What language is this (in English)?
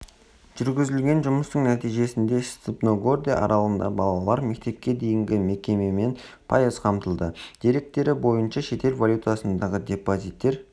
Kazakh